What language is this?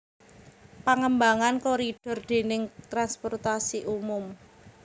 Javanese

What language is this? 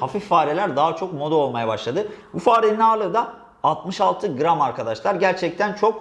Turkish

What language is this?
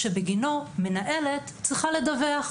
Hebrew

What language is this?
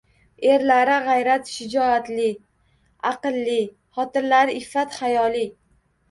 Uzbek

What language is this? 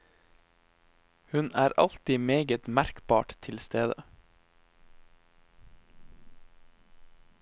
Norwegian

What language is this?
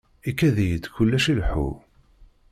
Kabyle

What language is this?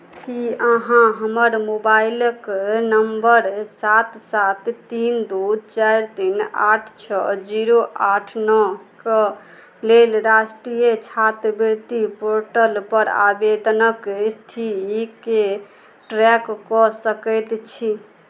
Maithili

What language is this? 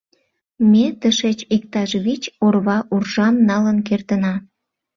Mari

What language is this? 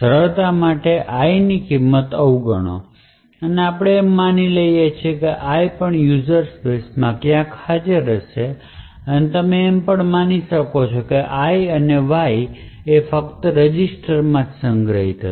Gujarati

